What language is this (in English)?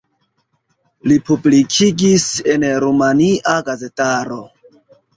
Esperanto